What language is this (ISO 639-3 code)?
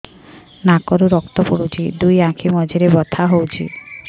ori